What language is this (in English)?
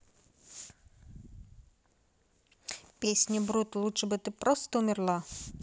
Russian